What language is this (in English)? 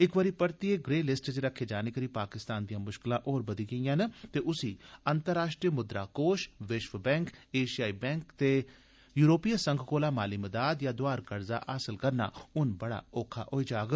Dogri